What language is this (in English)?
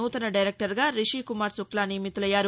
Telugu